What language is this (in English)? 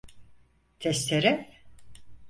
Turkish